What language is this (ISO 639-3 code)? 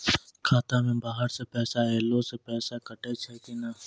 mai